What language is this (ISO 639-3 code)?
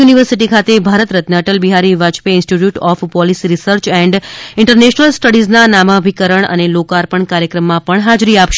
guj